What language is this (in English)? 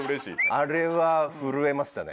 Japanese